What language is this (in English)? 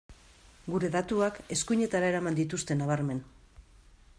Basque